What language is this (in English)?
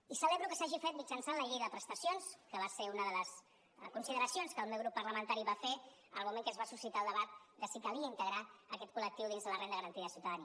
Catalan